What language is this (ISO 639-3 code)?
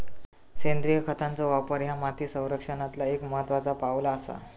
mar